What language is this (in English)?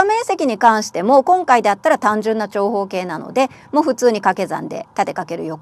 Japanese